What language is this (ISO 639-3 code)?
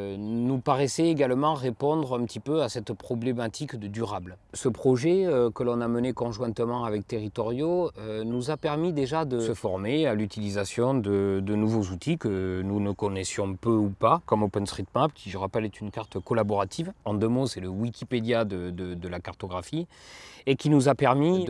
fra